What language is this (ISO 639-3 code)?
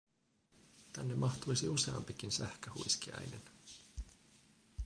fin